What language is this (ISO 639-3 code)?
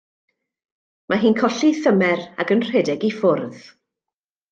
cym